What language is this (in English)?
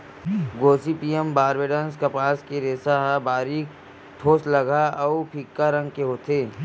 Chhattisgarhi